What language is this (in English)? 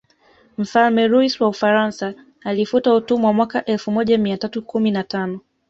Swahili